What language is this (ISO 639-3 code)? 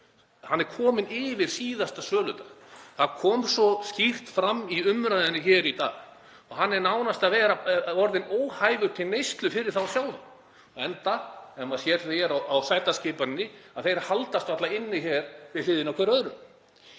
isl